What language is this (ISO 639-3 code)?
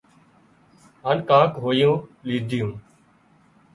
kxp